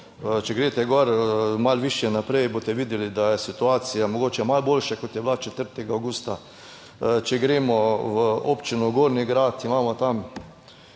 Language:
Slovenian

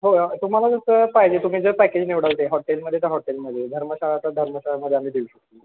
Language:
Marathi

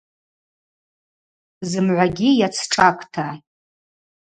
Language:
Abaza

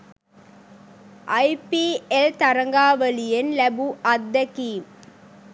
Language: Sinhala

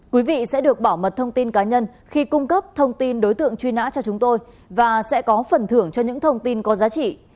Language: Vietnamese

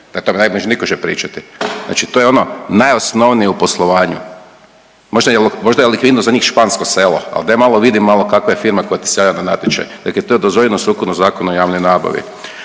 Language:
Croatian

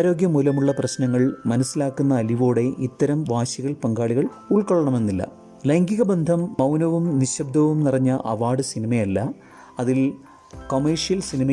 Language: Malayalam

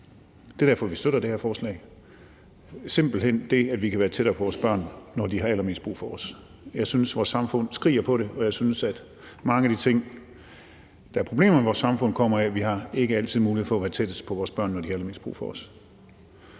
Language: Danish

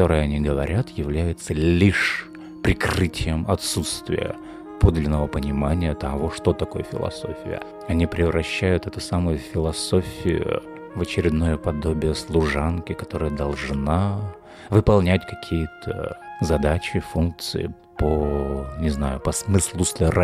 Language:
Russian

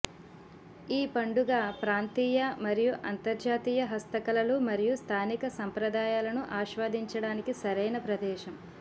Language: Telugu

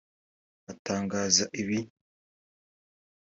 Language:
Kinyarwanda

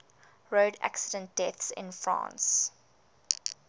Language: English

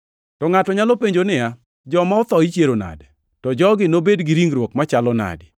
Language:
Luo (Kenya and Tanzania)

